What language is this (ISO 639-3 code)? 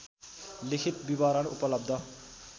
nep